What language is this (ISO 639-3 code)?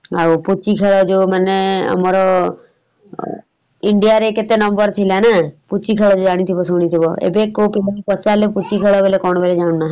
ori